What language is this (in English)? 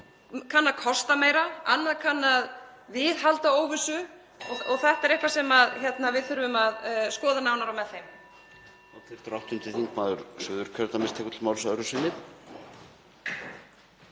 Icelandic